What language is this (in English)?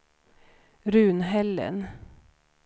Swedish